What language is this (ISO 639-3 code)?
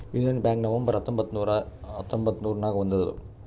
kan